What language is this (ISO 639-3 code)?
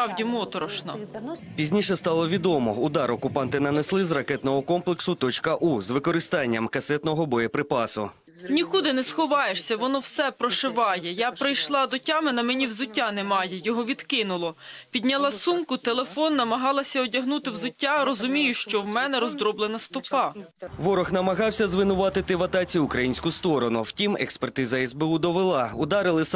ukr